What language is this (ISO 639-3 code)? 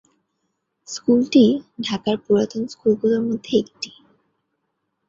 ben